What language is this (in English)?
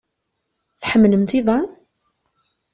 Kabyle